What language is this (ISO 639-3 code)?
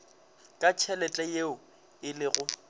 nso